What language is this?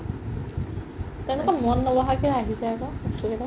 Assamese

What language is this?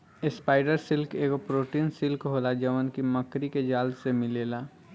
Bhojpuri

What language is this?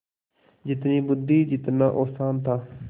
Hindi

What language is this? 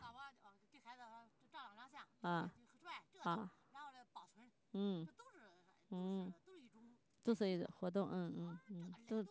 Chinese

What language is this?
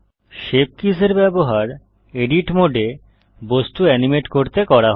Bangla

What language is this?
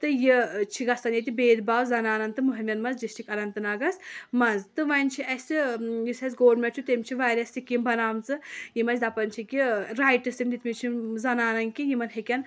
Kashmiri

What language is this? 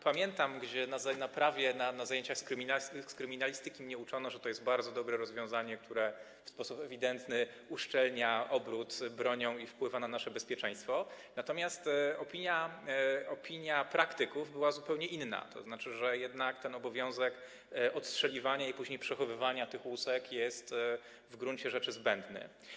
Polish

